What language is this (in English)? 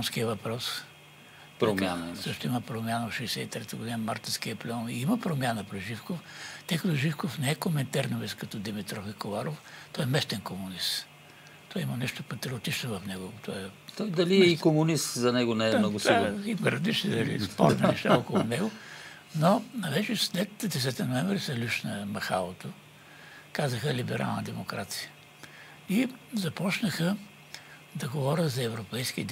Bulgarian